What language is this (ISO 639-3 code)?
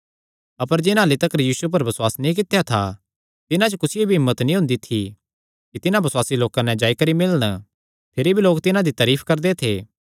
xnr